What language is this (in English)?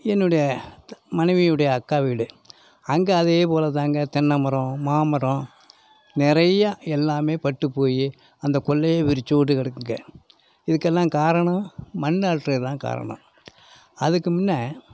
Tamil